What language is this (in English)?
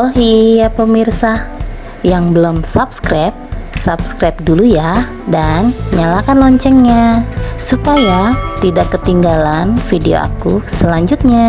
Indonesian